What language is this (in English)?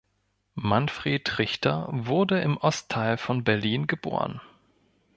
German